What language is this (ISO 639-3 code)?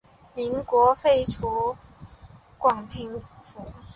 zho